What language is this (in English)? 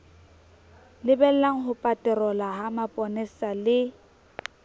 Southern Sotho